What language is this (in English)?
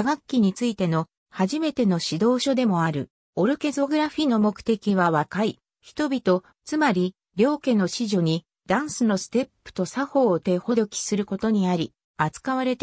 Japanese